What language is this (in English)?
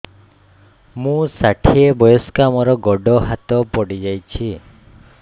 Odia